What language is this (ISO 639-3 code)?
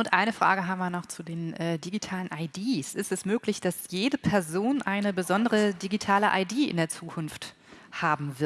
deu